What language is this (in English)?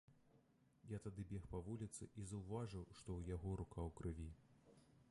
Belarusian